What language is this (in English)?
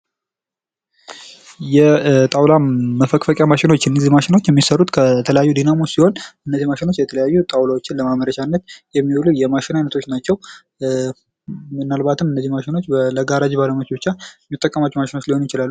Amharic